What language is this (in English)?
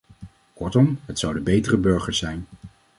Dutch